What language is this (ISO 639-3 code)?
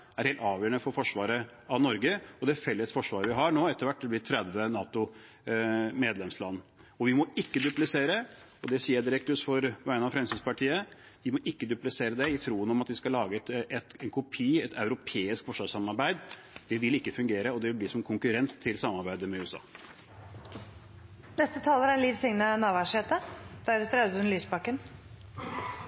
nor